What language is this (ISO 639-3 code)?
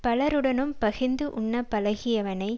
tam